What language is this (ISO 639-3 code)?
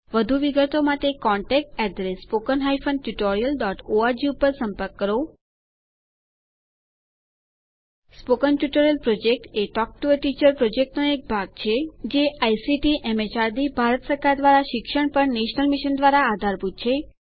guj